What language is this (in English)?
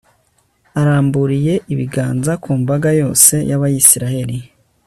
Kinyarwanda